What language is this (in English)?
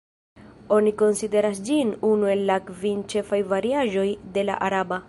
Esperanto